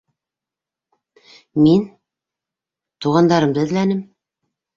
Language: Bashkir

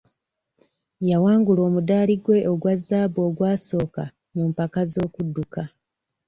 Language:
Ganda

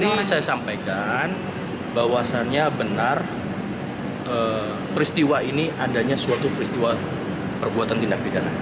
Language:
Indonesian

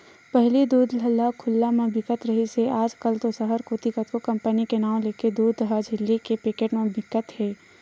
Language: Chhattisgarhi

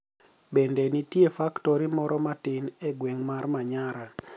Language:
Luo (Kenya and Tanzania)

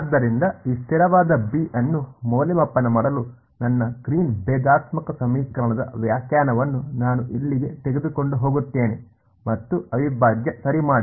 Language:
Kannada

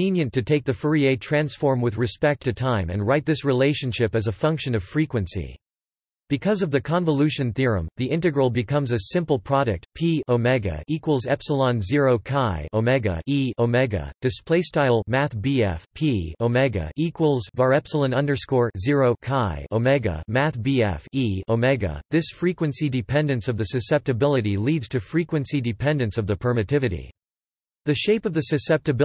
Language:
English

